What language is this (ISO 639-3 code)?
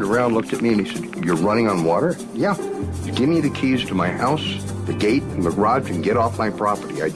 por